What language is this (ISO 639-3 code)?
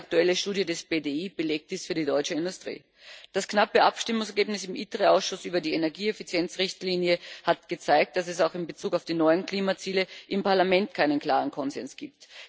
deu